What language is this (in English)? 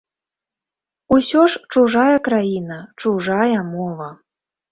Belarusian